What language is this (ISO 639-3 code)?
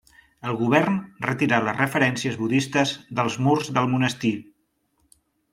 cat